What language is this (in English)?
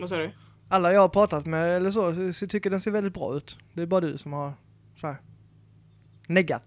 Swedish